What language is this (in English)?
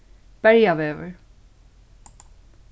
Faroese